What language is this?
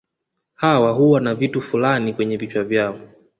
Swahili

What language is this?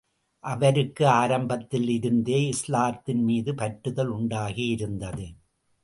Tamil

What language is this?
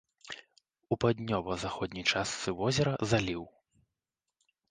Belarusian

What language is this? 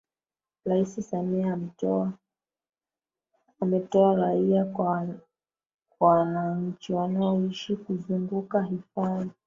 Swahili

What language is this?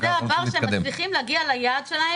Hebrew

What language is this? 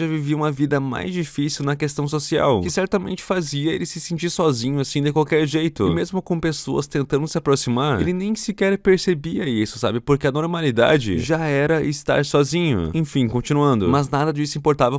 Portuguese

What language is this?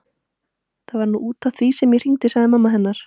Icelandic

